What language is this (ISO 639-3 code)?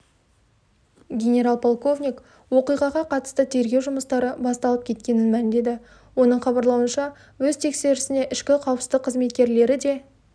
kaz